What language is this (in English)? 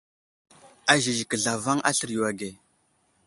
Wuzlam